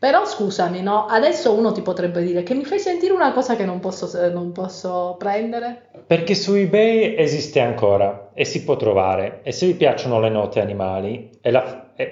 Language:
Italian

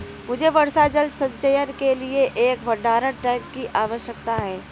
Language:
Hindi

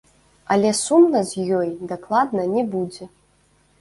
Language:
Belarusian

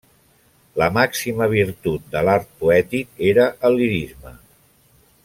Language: Catalan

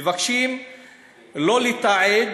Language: Hebrew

